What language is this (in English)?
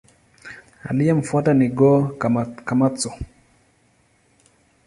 Swahili